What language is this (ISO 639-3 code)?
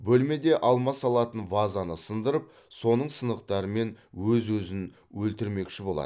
kaz